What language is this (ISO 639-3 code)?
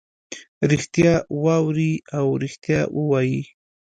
pus